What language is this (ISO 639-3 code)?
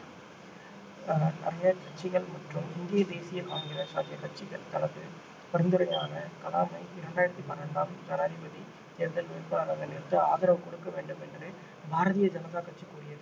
tam